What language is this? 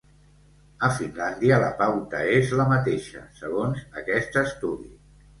Catalan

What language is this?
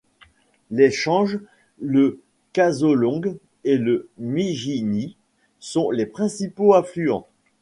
French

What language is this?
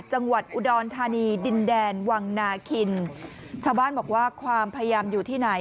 Thai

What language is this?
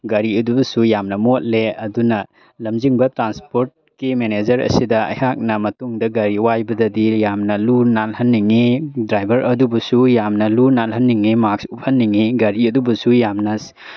Manipuri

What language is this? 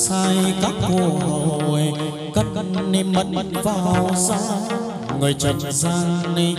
Vietnamese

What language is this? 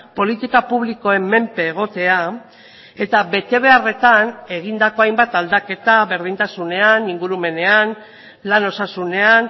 Basque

